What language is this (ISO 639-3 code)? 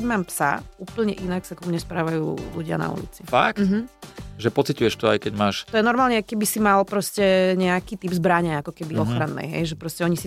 slk